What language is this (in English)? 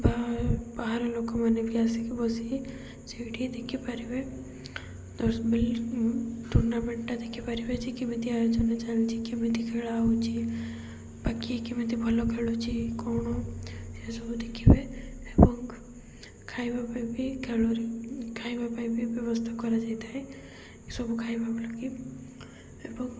Odia